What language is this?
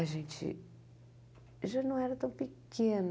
Portuguese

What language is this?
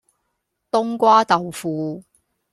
Cantonese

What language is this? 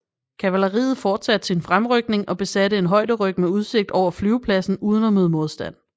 Danish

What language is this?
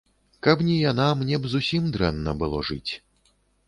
Belarusian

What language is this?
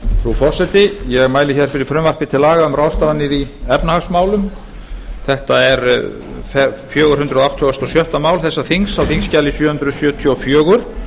Icelandic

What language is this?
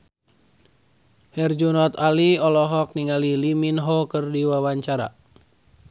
Sundanese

